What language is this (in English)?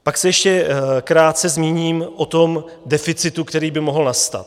Czech